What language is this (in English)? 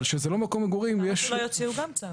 Hebrew